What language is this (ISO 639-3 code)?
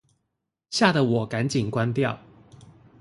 zho